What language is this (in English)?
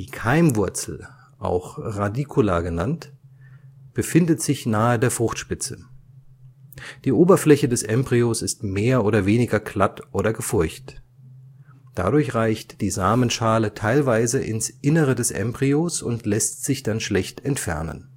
German